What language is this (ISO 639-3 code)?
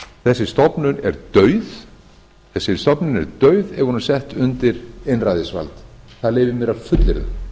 isl